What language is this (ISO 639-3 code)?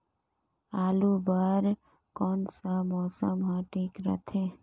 hne